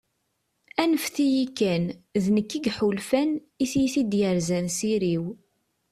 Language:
Kabyle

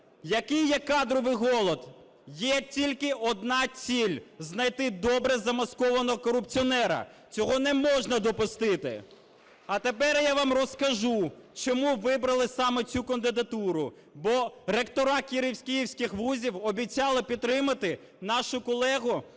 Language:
Ukrainian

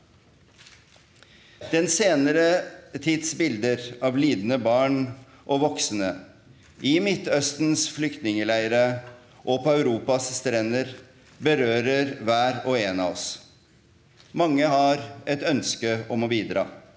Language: Norwegian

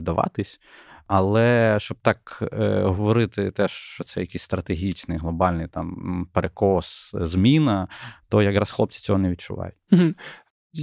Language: Ukrainian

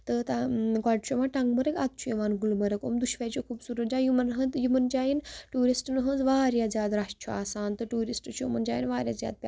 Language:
Kashmiri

